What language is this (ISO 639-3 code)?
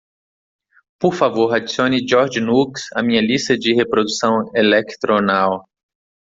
por